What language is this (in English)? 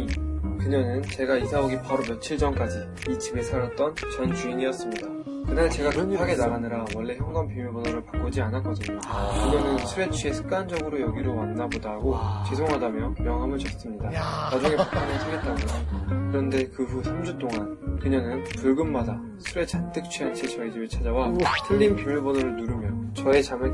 Korean